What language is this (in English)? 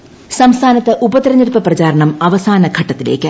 Malayalam